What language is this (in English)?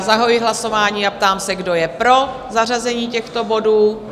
Czech